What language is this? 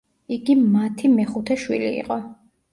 Georgian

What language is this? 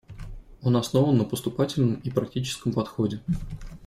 Russian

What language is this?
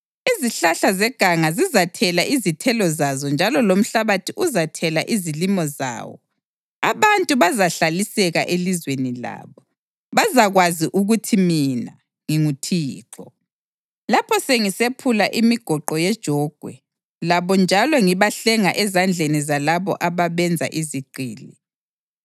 North Ndebele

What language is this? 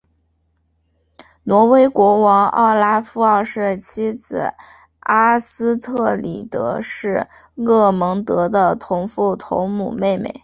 Chinese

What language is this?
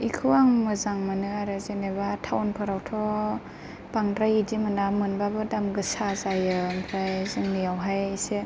Bodo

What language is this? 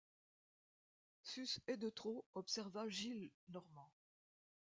French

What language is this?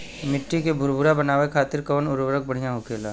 Bhojpuri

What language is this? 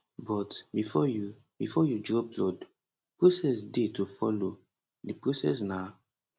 Nigerian Pidgin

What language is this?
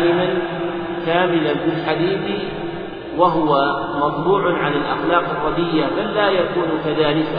Arabic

